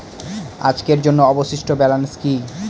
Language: Bangla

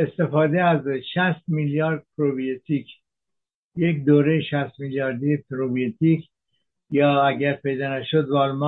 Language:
Persian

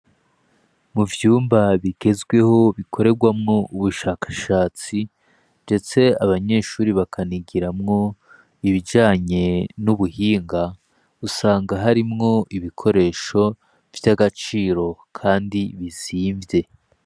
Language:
Rundi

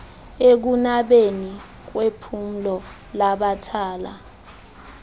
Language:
Xhosa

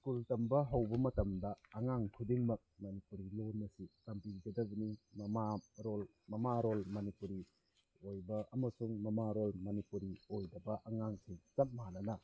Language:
Manipuri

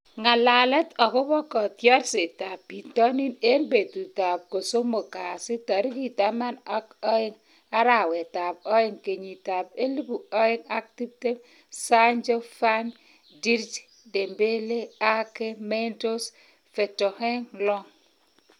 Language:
Kalenjin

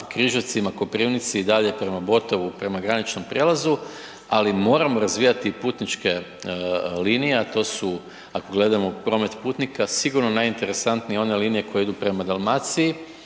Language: Croatian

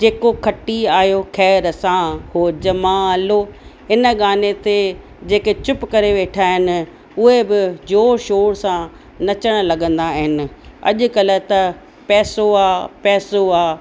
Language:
Sindhi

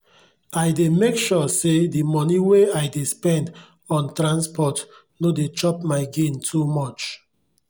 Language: Nigerian Pidgin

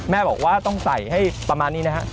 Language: Thai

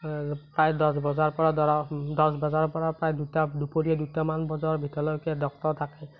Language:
Assamese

